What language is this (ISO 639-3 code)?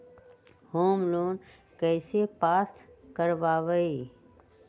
mag